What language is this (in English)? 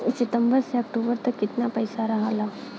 Bhojpuri